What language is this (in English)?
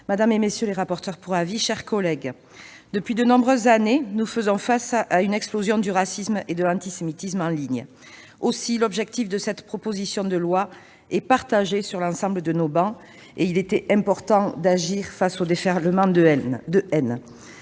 French